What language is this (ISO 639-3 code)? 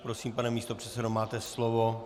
ces